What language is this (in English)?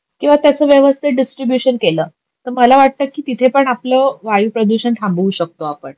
Marathi